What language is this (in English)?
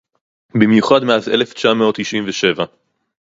Hebrew